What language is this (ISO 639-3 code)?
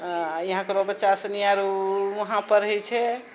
mai